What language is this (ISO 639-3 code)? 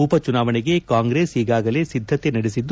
kan